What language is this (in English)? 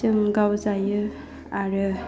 Bodo